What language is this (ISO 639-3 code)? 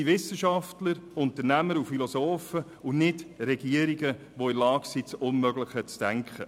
gsw